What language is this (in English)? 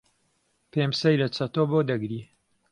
Central Kurdish